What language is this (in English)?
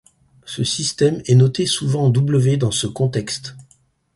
French